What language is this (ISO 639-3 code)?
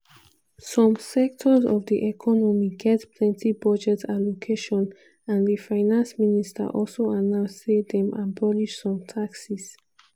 pcm